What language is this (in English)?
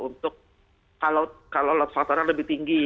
Indonesian